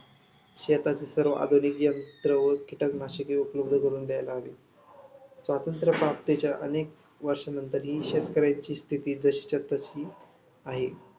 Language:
Marathi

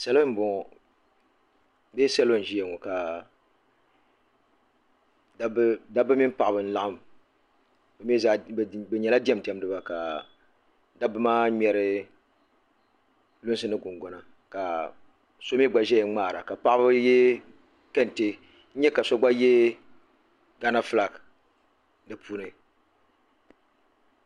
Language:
Dagbani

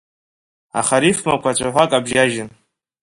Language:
Abkhazian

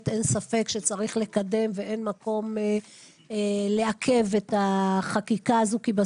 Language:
Hebrew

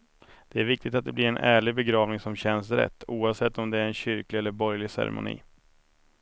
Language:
Swedish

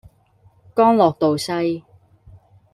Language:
Cantonese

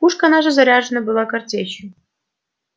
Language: Russian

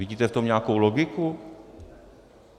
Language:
Czech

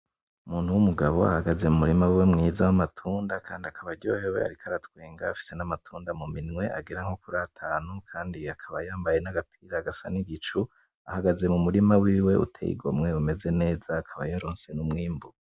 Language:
Rundi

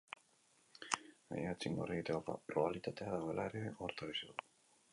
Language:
Basque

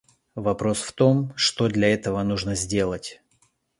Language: Russian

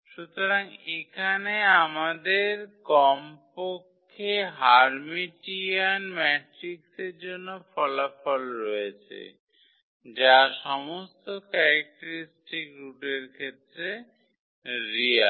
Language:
Bangla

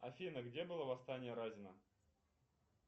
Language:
Russian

